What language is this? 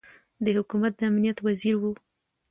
Pashto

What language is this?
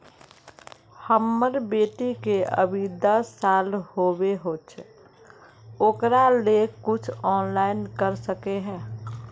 Magahi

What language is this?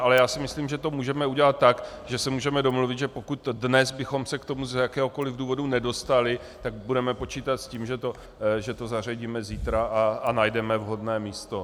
Czech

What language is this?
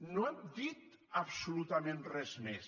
Catalan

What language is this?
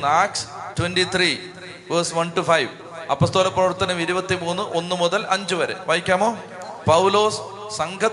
Malayalam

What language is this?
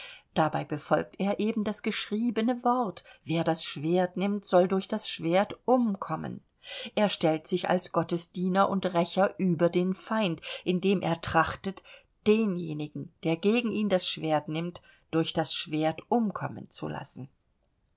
German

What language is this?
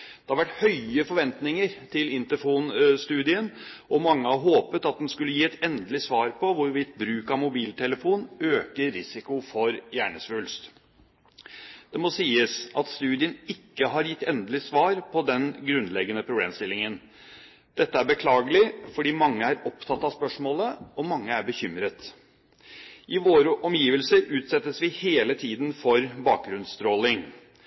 Norwegian Bokmål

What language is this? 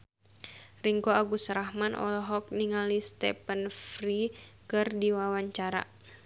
Sundanese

